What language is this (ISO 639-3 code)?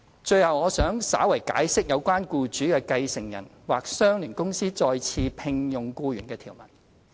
yue